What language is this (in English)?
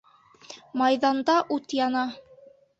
Bashkir